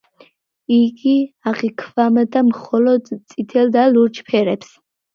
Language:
Georgian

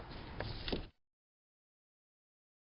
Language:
Thai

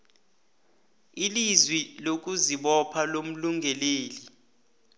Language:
South Ndebele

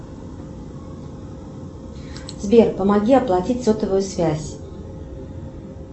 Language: Russian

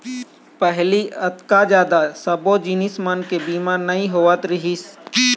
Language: Chhattisgarhi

